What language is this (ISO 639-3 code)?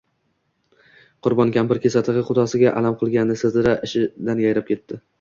uzb